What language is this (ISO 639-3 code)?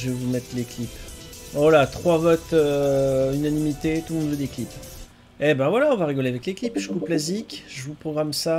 fra